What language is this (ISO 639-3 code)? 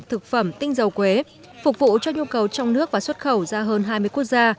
vie